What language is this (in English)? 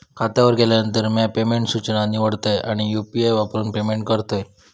Marathi